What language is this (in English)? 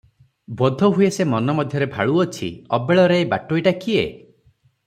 Odia